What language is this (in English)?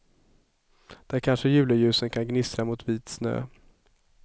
Swedish